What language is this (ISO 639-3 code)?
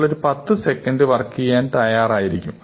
mal